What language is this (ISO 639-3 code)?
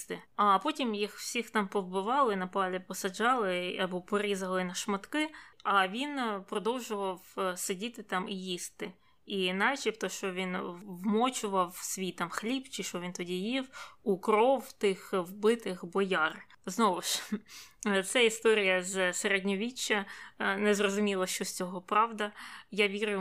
ukr